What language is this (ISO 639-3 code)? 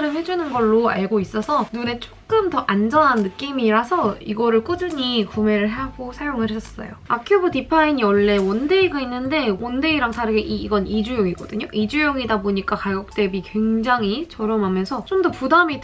kor